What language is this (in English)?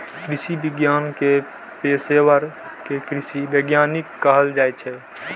Maithili